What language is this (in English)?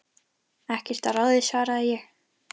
Icelandic